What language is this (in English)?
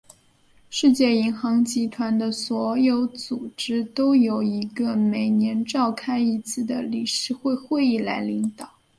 Chinese